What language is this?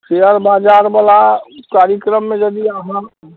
Maithili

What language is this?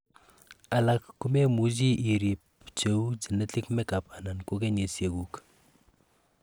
Kalenjin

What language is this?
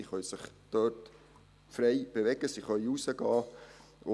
Swiss German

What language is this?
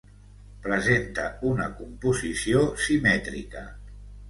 Catalan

